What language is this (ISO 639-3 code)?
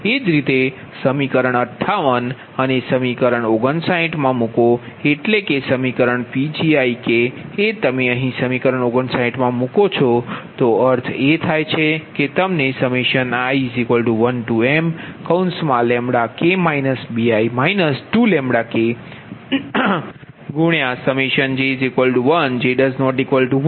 guj